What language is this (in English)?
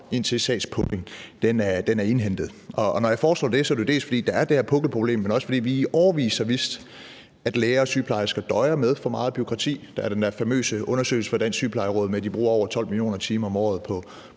Danish